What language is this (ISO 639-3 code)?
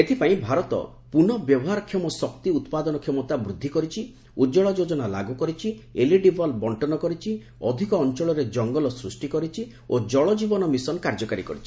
ori